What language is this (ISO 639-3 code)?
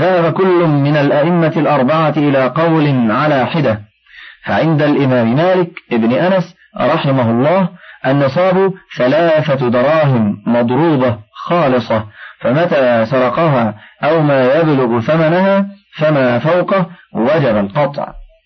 ara